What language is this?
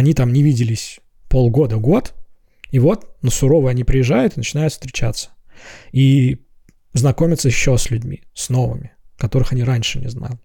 Russian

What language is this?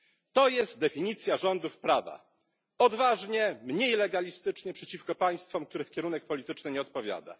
Polish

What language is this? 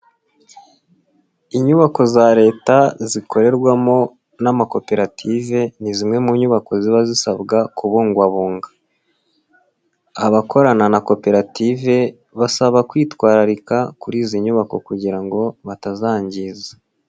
Kinyarwanda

